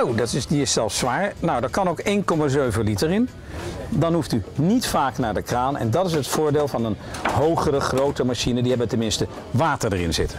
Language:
Dutch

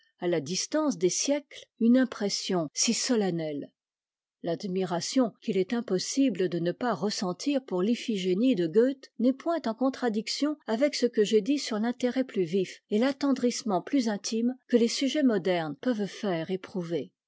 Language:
French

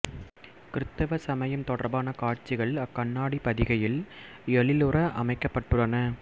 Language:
Tamil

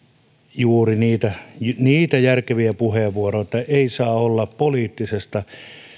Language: Finnish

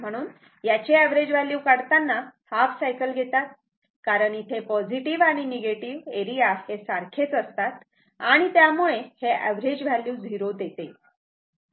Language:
Marathi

